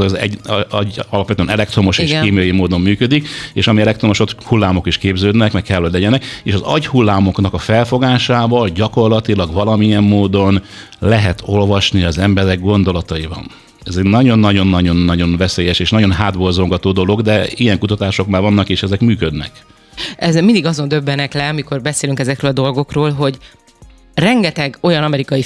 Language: Hungarian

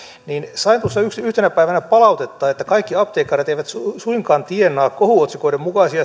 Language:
Finnish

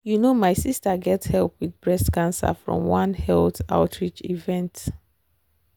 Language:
Nigerian Pidgin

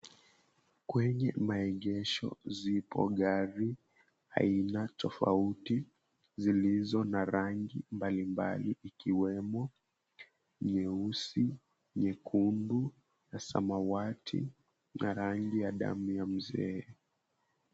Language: Swahili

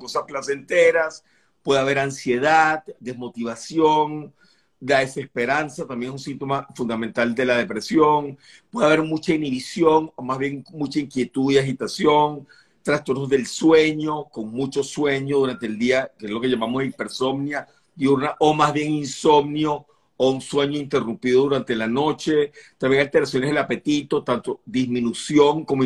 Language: Spanish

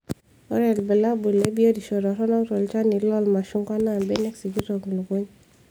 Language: Masai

